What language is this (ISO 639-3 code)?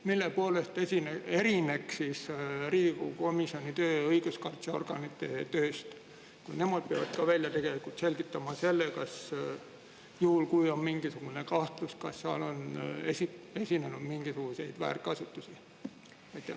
est